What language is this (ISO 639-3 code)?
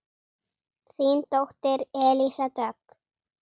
isl